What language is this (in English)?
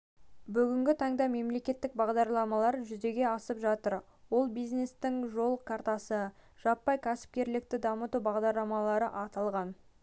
Kazakh